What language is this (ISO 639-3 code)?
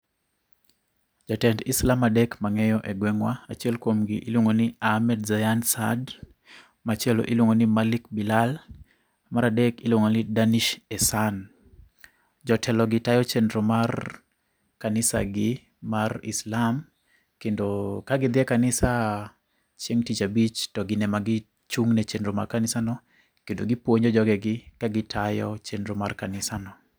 luo